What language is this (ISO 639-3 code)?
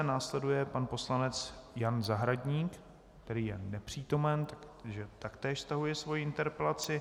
ces